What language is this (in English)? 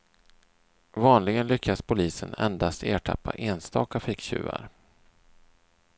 Swedish